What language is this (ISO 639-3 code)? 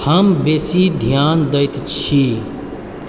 mai